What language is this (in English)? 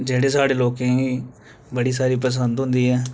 Dogri